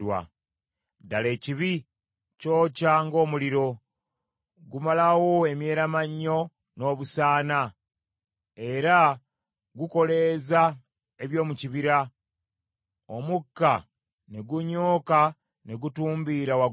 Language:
Ganda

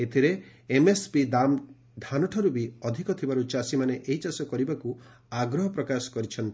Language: Odia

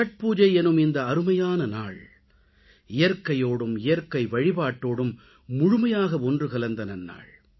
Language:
Tamil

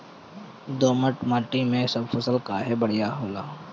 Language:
Bhojpuri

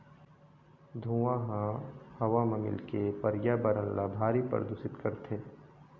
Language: Chhattisgarhi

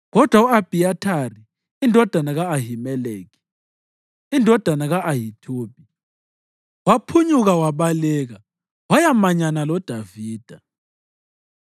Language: North Ndebele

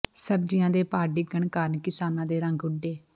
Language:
Punjabi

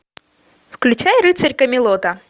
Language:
Russian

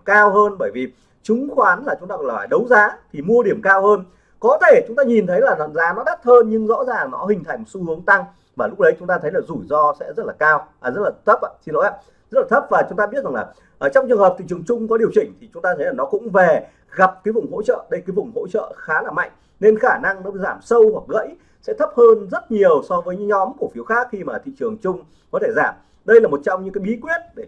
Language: Vietnamese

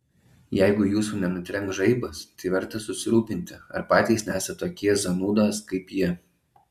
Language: Lithuanian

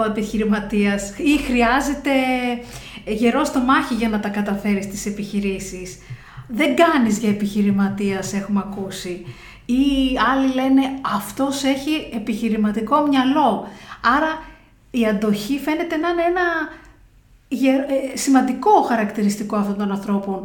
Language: Greek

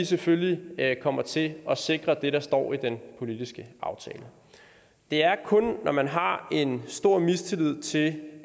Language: Danish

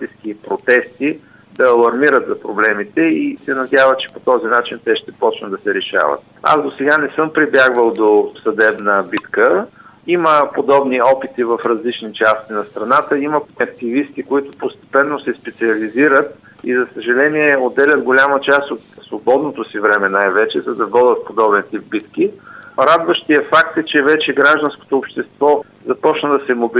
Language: Bulgarian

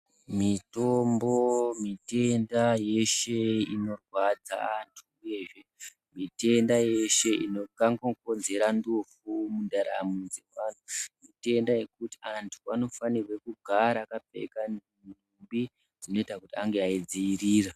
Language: Ndau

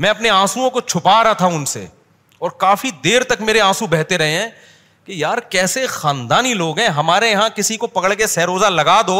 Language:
Urdu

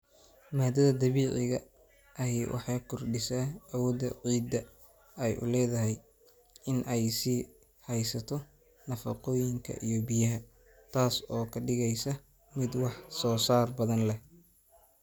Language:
Somali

